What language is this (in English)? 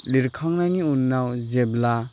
Bodo